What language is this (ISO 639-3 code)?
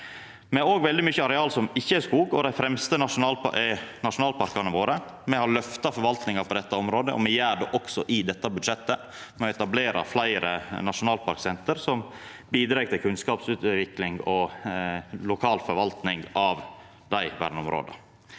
nor